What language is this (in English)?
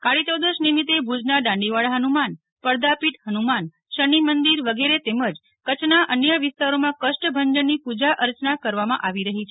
Gujarati